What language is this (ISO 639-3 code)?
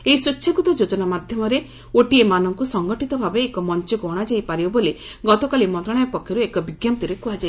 ori